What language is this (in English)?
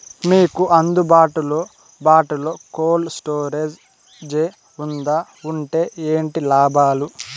Telugu